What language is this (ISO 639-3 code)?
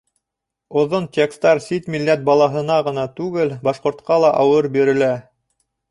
bak